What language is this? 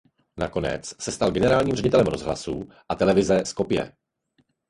Czech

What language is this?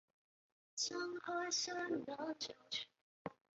Chinese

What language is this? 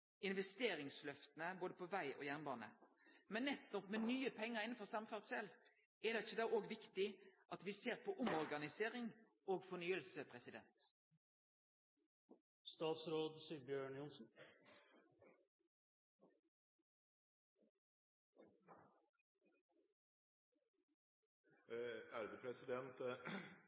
Norwegian Nynorsk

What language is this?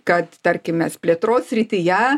Lithuanian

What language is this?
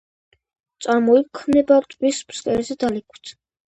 Georgian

